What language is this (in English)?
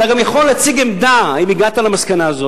Hebrew